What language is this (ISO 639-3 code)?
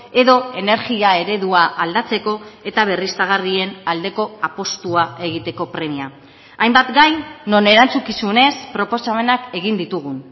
eus